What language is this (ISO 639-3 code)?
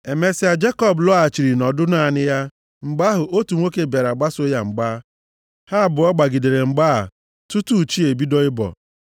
ibo